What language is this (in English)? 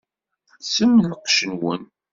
Kabyle